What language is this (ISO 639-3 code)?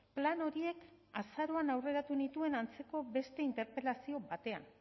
eus